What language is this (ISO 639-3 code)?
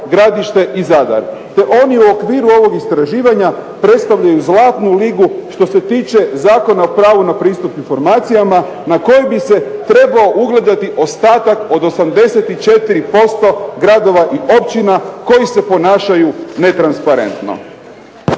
hrv